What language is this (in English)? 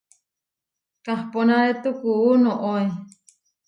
Huarijio